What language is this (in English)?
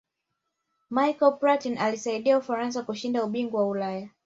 Swahili